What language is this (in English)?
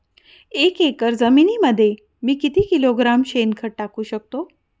Marathi